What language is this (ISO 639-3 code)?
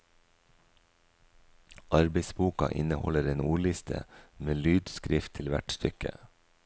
nor